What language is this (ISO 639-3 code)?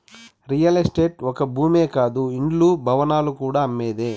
tel